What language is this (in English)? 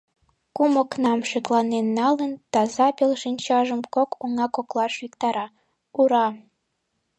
Mari